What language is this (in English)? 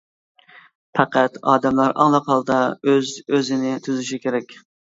Uyghur